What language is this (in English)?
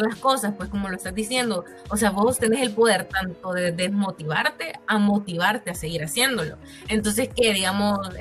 Spanish